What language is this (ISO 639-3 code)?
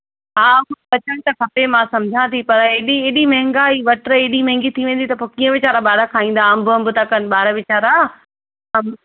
snd